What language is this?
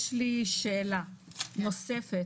Hebrew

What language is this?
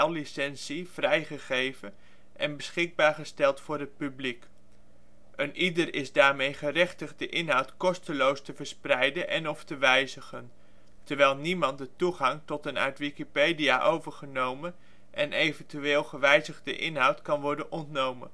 Dutch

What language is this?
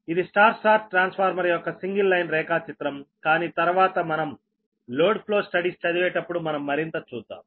Telugu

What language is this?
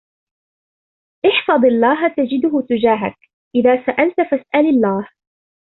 Arabic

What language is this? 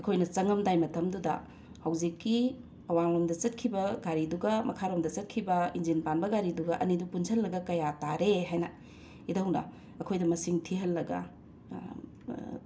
Manipuri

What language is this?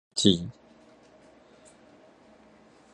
Min Nan Chinese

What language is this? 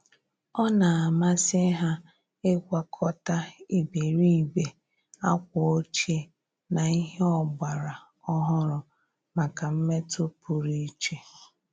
Igbo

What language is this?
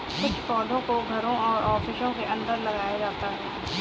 Hindi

